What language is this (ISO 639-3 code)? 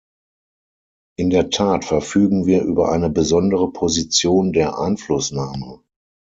deu